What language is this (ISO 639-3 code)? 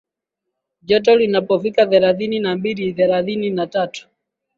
swa